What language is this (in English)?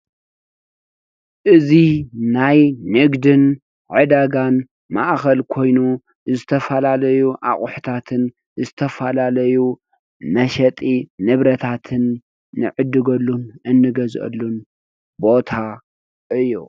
Tigrinya